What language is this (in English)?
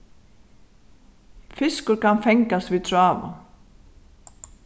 Faroese